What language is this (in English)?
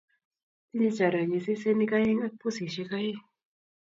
Kalenjin